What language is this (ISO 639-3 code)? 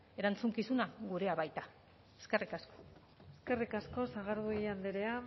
eus